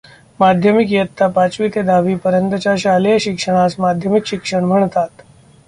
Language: Marathi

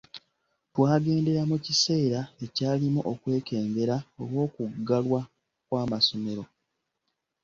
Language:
Ganda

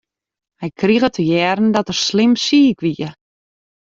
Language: Western Frisian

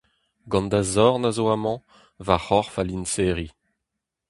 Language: Breton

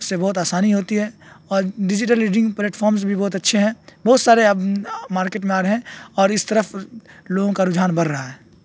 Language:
Urdu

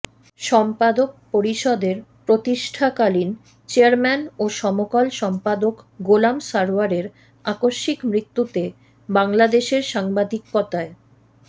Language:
Bangla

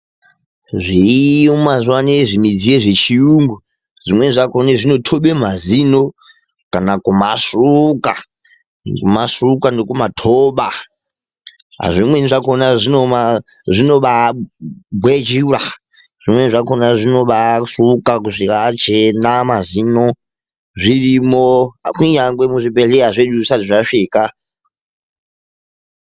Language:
Ndau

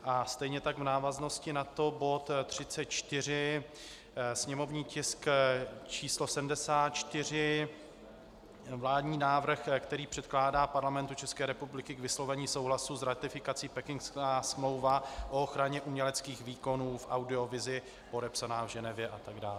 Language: Czech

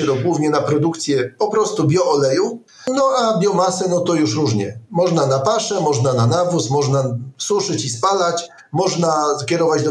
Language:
Polish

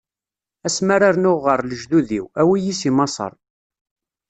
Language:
Kabyle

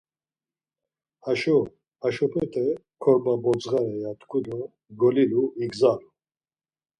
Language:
Laz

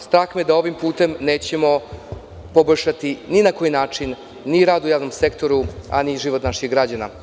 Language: Serbian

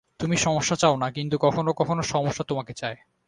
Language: Bangla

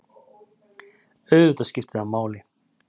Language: Icelandic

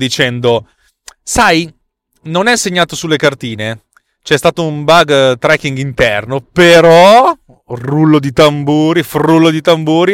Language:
Italian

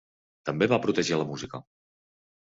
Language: Catalan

